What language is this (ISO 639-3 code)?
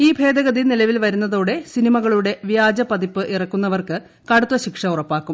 mal